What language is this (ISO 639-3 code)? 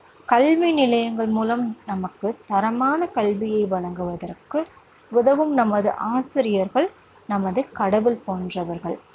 tam